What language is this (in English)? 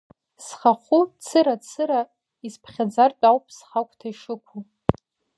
Abkhazian